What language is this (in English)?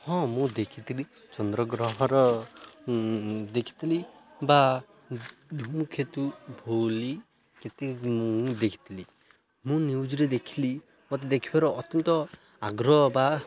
Odia